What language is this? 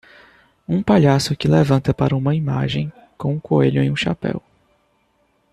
Portuguese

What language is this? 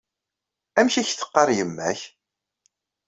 Kabyle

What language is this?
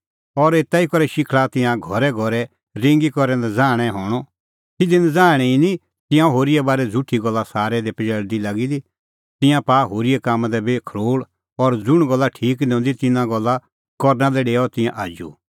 Kullu Pahari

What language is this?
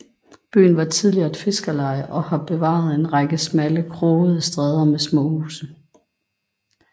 Danish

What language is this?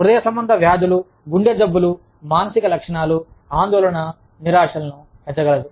Telugu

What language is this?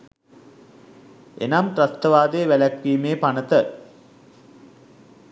Sinhala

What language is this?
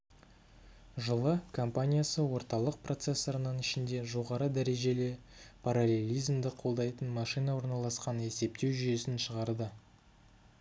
Kazakh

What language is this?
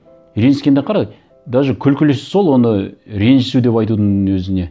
Kazakh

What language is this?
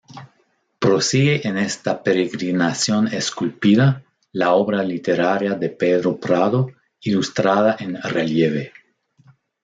Spanish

